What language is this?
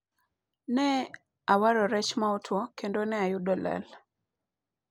Luo (Kenya and Tanzania)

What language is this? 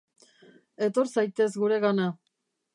Basque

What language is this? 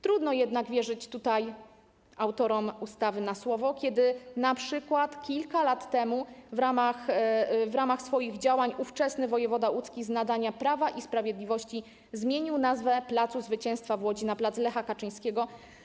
Polish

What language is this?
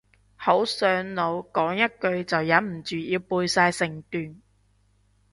Cantonese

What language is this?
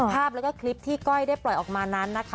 Thai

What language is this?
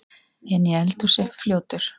Icelandic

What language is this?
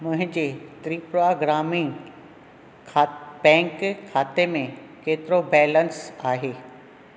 Sindhi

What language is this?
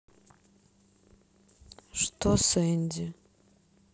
Russian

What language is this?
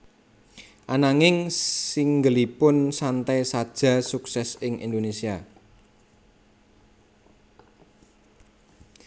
Javanese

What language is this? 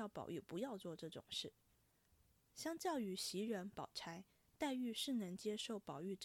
Chinese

